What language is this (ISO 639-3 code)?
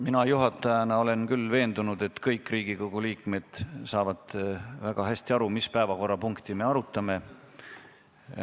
est